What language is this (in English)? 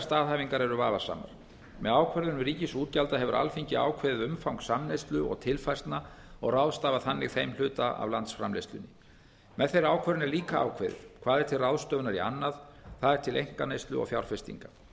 Icelandic